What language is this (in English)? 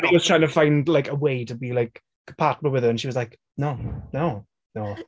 English